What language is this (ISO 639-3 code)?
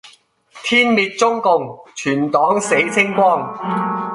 yue